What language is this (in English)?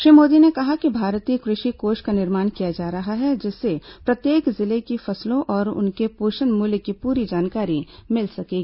Hindi